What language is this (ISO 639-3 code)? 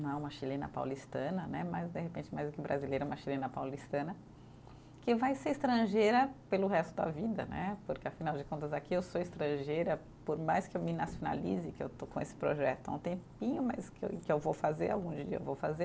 por